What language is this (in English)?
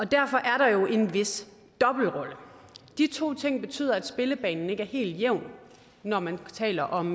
Danish